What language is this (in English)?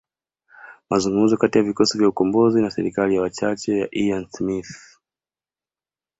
Swahili